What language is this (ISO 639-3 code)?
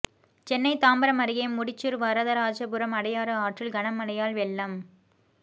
tam